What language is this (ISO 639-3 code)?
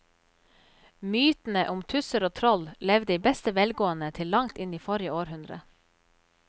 nor